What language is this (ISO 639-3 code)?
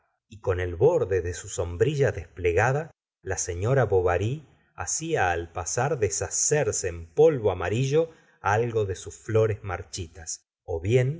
spa